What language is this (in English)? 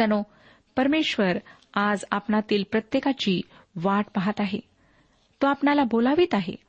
Marathi